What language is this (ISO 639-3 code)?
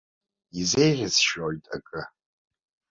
abk